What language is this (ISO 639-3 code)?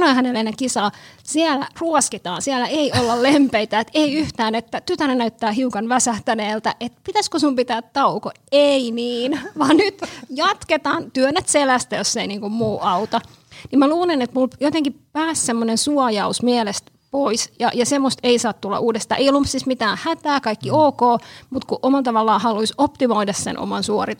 fin